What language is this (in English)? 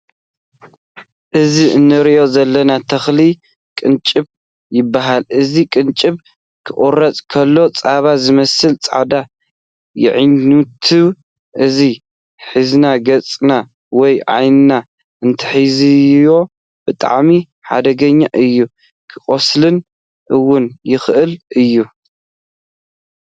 Tigrinya